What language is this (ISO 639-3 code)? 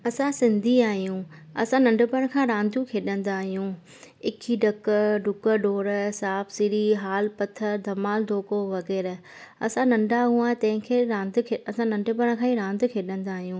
snd